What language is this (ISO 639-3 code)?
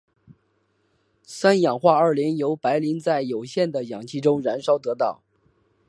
zho